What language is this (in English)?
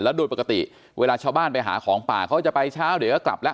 Thai